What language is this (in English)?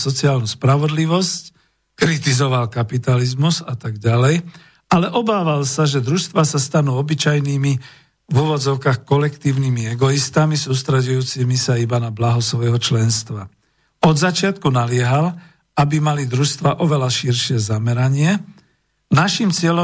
Slovak